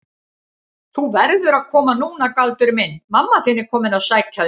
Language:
Icelandic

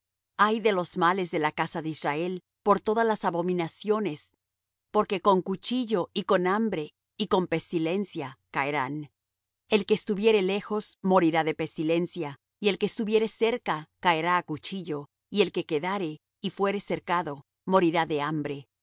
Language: Spanish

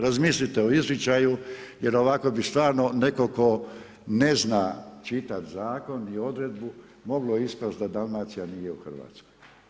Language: Croatian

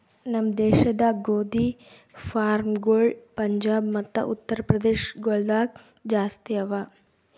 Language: Kannada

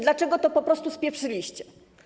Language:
Polish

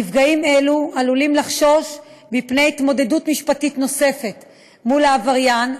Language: Hebrew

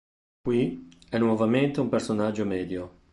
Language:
Italian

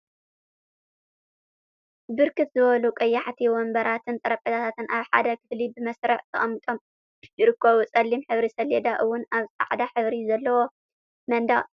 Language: Tigrinya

